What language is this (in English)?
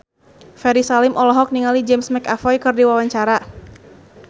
Sundanese